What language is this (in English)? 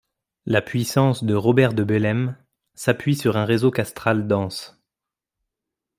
French